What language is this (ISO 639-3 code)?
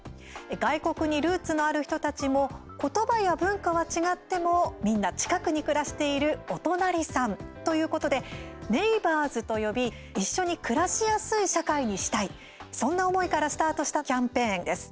jpn